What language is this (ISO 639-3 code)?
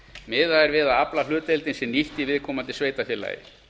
isl